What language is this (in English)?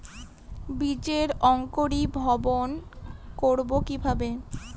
Bangla